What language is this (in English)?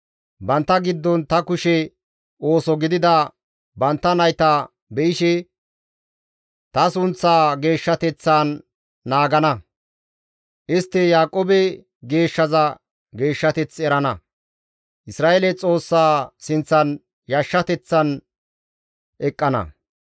Gamo